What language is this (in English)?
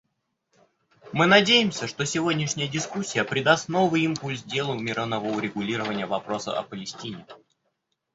Russian